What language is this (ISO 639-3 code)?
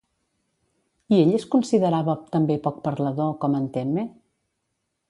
cat